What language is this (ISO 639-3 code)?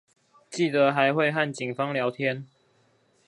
zho